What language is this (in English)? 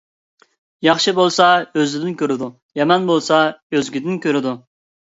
Uyghur